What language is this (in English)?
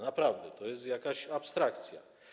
Polish